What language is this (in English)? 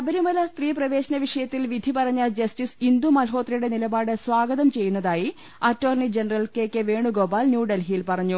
Malayalam